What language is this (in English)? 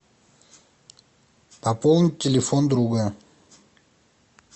Russian